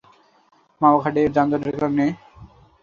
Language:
Bangla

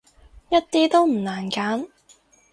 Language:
Cantonese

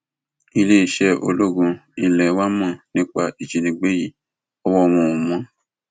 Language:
Yoruba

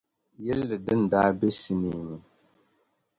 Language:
Dagbani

